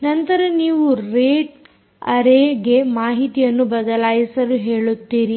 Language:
Kannada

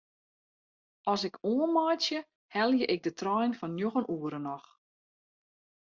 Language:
Western Frisian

